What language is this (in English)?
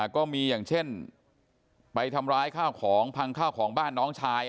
Thai